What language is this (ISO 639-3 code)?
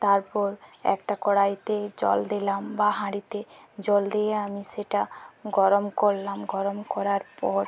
ben